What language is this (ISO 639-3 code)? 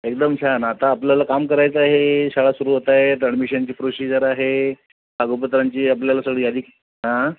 mar